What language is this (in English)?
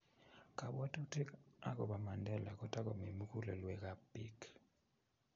Kalenjin